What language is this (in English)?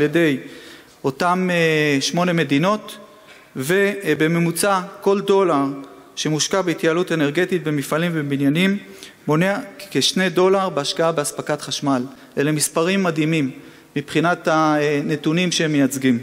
Hebrew